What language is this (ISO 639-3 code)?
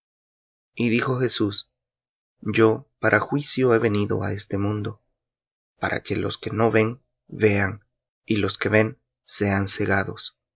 spa